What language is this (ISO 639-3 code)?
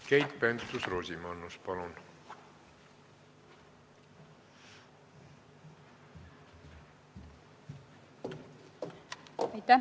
est